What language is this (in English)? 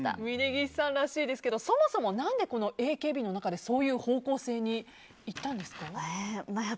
Japanese